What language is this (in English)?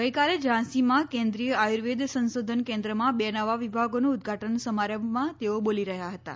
Gujarati